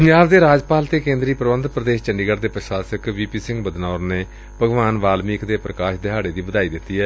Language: Punjabi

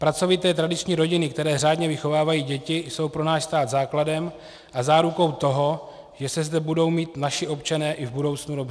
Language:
Czech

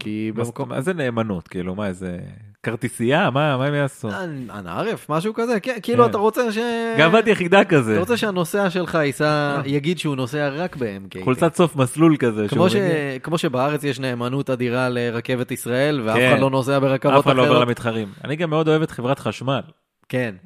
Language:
Hebrew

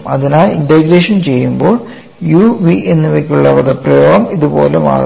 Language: Malayalam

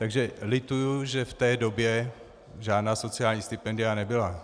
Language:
Czech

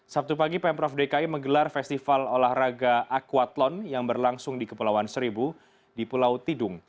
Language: Indonesian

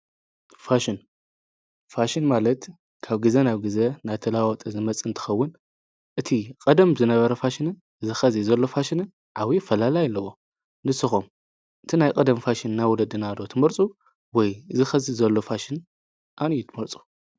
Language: Tigrinya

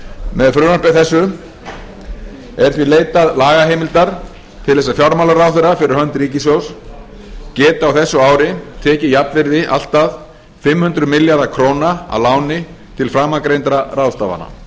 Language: Icelandic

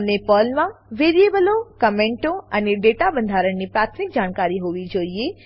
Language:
Gujarati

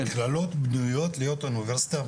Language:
Hebrew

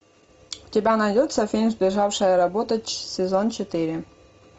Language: Russian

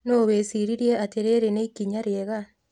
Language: Kikuyu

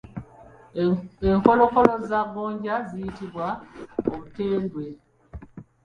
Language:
Ganda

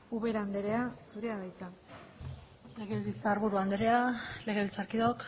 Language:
Basque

